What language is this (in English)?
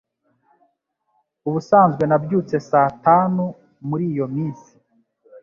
Kinyarwanda